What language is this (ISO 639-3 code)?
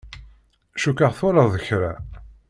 kab